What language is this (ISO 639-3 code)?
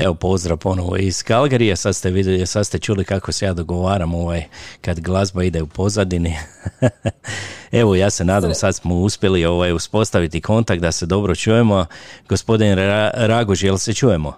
hrv